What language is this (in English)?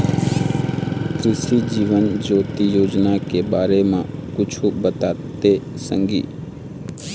Chhattisgarhi